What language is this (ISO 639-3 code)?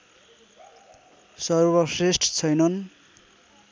nep